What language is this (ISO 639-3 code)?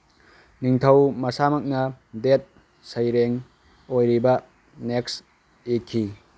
mni